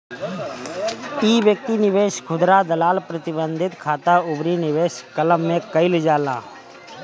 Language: Bhojpuri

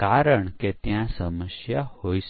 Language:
Gujarati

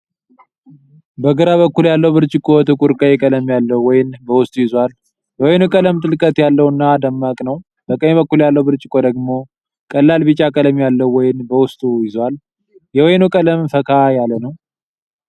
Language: Amharic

